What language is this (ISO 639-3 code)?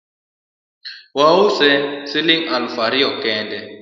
luo